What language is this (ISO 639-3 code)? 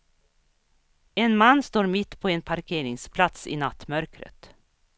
swe